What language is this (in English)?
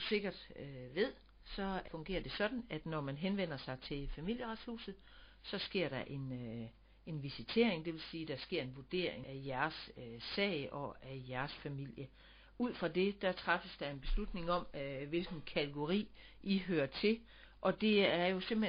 Danish